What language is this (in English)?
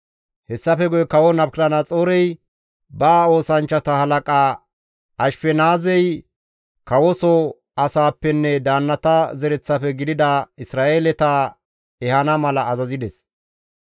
Gamo